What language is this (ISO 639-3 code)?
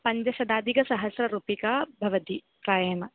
san